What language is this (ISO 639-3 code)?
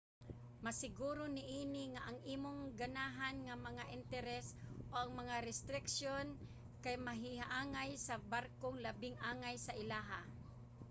ceb